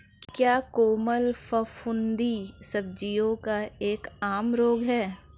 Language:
Hindi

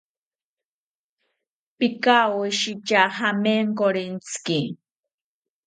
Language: South Ucayali Ashéninka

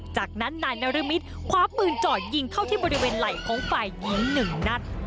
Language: Thai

